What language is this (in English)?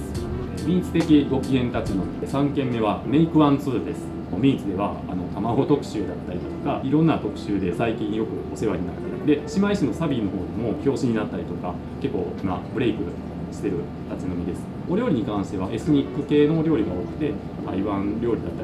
Japanese